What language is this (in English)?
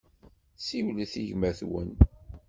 Kabyle